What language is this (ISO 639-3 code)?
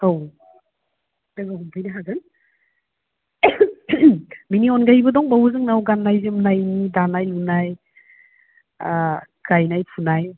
brx